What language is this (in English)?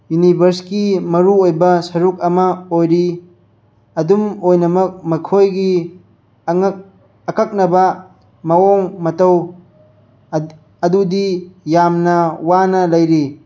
Manipuri